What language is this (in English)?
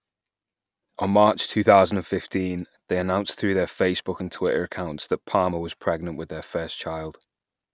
English